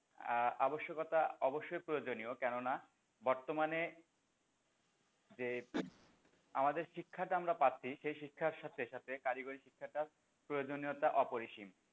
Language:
Bangla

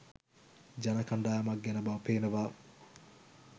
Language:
Sinhala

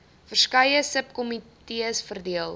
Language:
Afrikaans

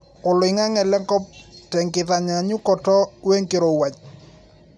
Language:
Masai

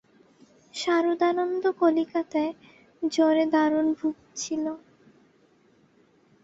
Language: Bangla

